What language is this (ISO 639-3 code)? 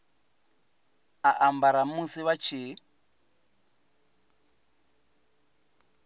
ven